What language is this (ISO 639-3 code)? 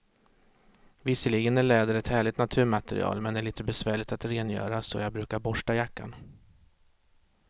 swe